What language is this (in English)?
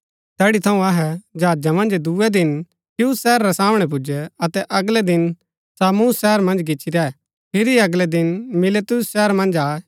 Gaddi